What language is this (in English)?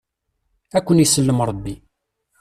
Kabyle